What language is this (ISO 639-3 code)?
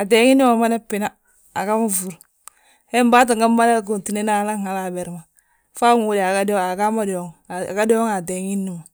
bjt